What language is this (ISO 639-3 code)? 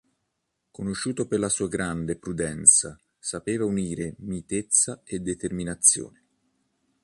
ita